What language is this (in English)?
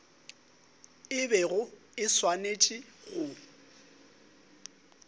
Northern Sotho